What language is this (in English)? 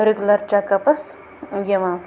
Kashmiri